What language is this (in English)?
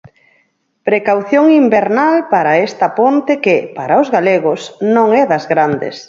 Galician